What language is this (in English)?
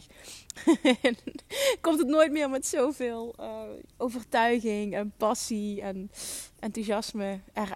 Dutch